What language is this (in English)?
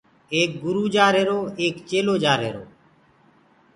Gurgula